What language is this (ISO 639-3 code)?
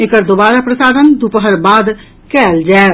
mai